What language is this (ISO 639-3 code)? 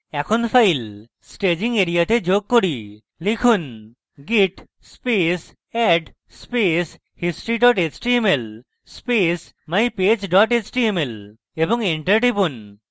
ben